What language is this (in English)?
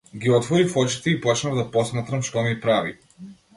Macedonian